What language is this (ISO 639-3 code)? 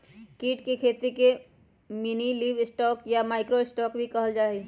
mag